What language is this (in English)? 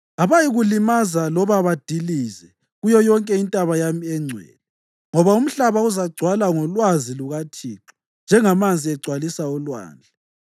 North Ndebele